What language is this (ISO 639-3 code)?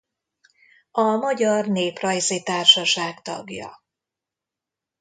hun